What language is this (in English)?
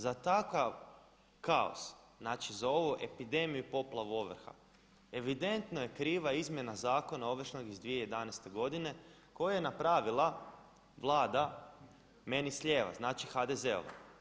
Croatian